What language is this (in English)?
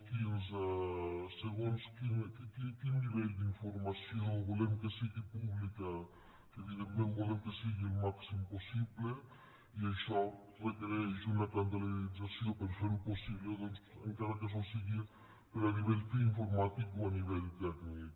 Catalan